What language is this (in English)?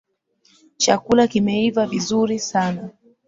Swahili